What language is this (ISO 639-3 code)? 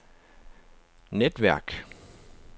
dan